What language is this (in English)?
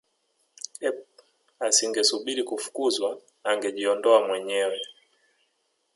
Swahili